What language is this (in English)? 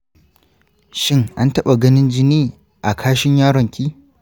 Hausa